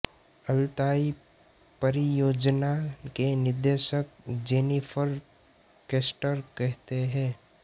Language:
Hindi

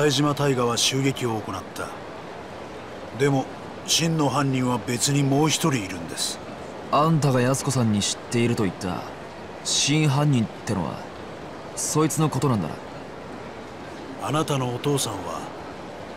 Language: Japanese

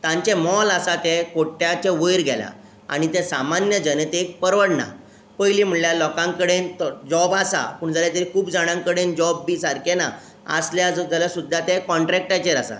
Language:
Konkani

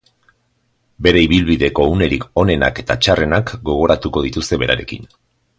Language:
Basque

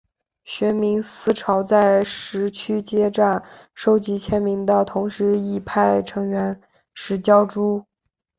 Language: Chinese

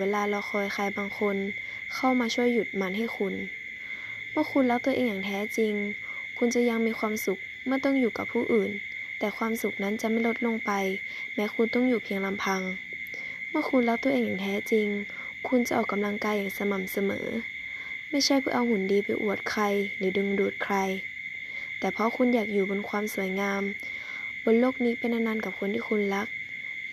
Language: Thai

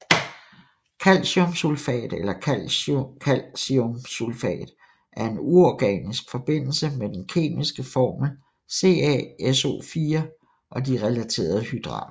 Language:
Danish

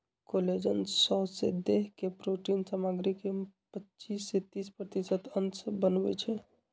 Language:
Magahi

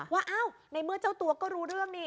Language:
Thai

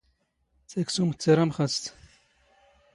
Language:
Standard Moroccan Tamazight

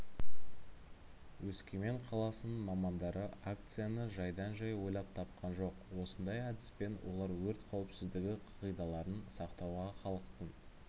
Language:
Kazakh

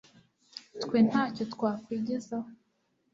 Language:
Kinyarwanda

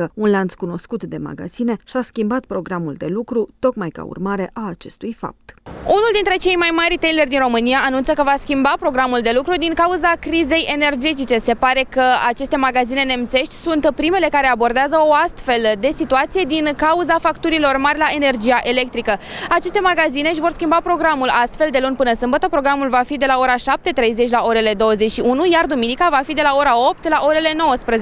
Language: Romanian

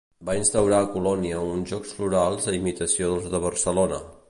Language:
Catalan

